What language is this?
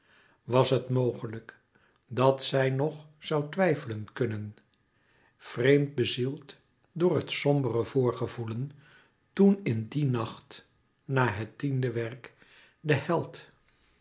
Dutch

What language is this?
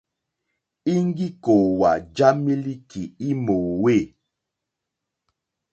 Mokpwe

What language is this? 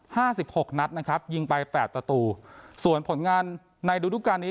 Thai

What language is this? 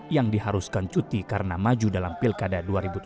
Indonesian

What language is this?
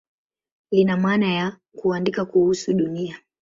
Swahili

